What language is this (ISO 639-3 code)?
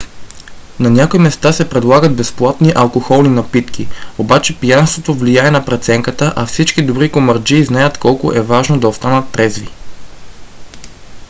bul